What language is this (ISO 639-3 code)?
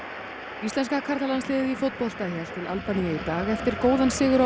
isl